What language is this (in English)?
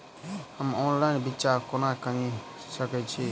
Maithili